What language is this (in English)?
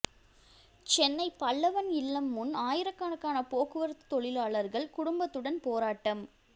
Tamil